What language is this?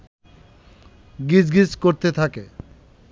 Bangla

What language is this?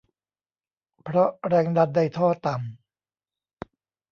Thai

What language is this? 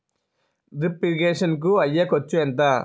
Telugu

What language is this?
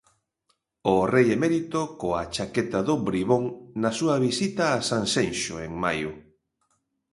Galician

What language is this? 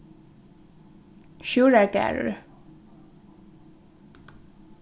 Faroese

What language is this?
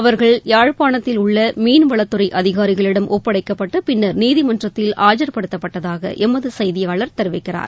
Tamil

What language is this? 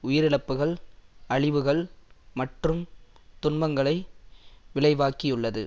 Tamil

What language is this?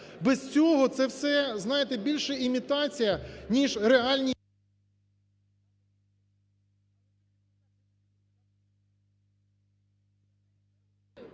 Ukrainian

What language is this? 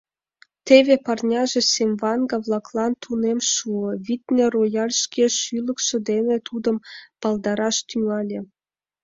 Mari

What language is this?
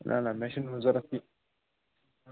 Kashmiri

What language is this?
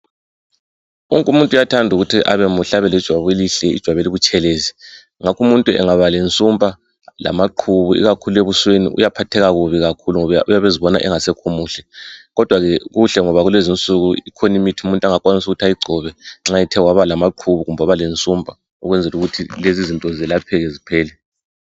North Ndebele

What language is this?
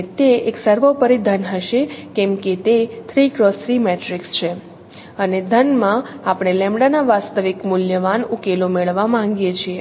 Gujarati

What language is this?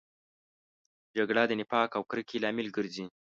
Pashto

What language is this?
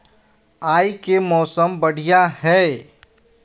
Magahi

